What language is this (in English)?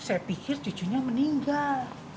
Indonesian